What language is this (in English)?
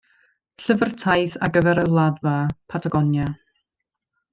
Welsh